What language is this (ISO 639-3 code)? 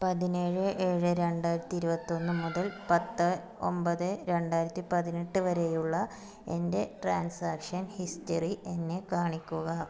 mal